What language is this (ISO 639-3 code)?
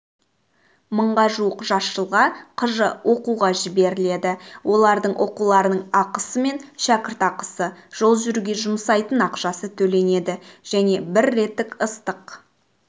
kaz